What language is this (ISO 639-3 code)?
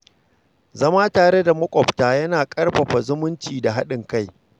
hau